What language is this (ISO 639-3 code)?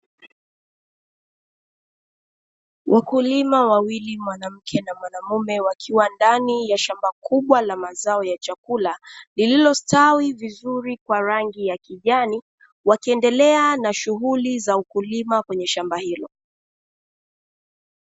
swa